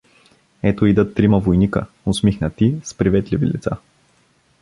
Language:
Bulgarian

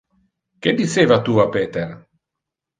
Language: Interlingua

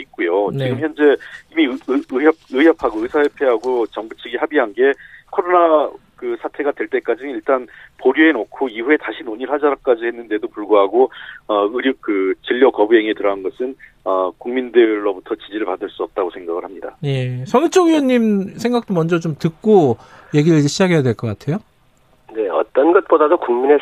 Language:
Korean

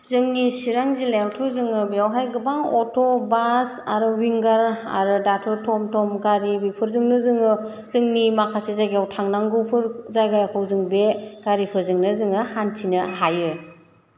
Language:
Bodo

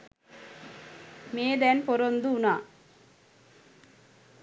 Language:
Sinhala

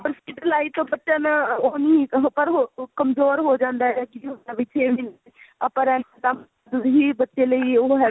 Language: Punjabi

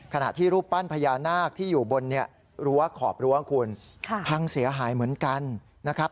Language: Thai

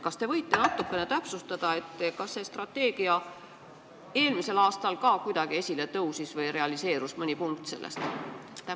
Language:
Estonian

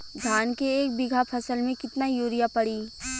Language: Bhojpuri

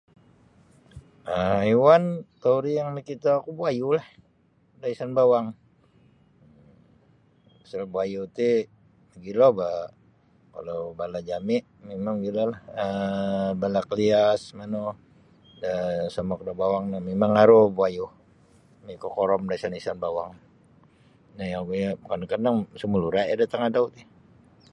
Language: Sabah Bisaya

